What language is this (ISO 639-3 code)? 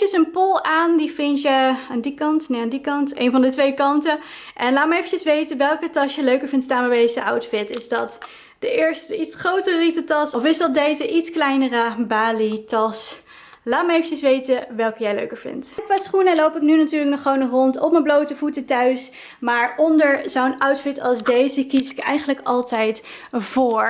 nld